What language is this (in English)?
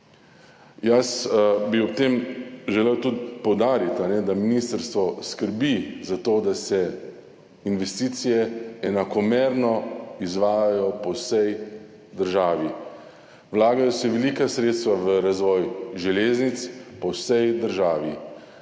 Slovenian